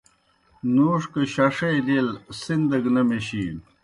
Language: Kohistani Shina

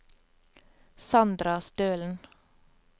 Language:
Norwegian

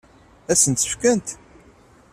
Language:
Kabyle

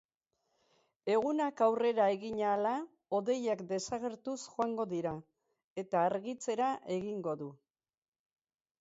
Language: Basque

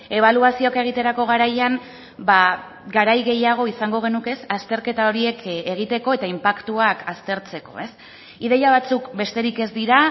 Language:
Basque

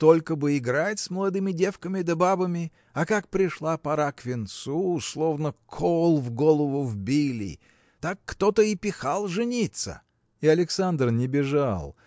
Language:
Russian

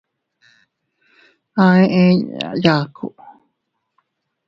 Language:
Teutila Cuicatec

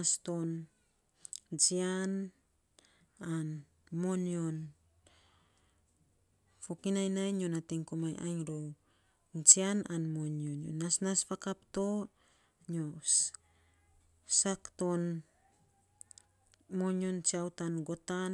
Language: Saposa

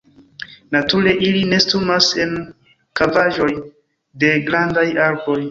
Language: Esperanto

